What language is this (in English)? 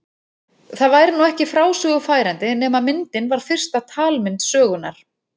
Icelandic